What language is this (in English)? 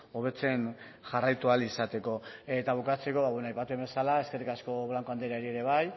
Basque